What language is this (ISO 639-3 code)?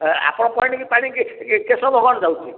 ori